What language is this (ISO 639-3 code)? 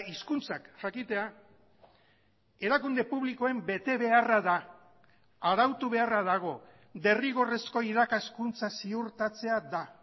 eus